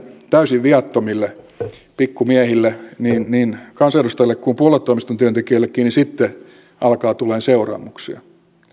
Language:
Finnish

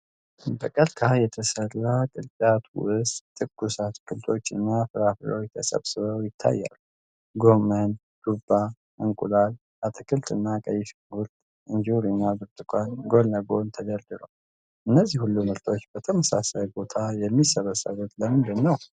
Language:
Amharic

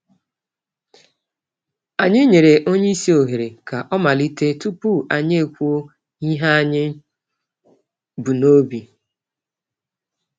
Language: Igbo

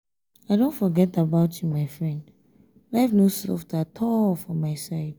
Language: Nigerian Pidgin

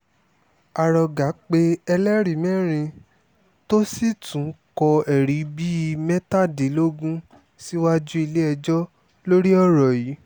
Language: Yoruba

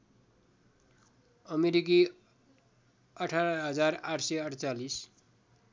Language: Nepali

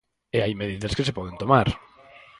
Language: Galician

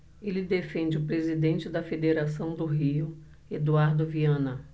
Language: Portuguese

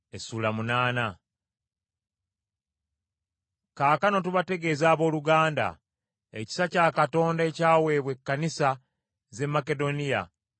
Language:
Ganda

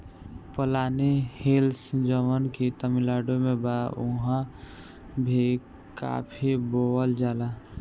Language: Bhojpuri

